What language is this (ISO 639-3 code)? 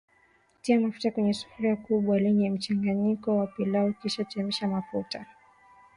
swa